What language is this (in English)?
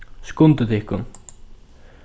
Faroese